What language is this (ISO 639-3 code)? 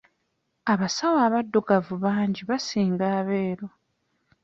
lug